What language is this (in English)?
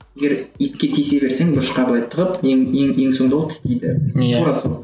Kazakh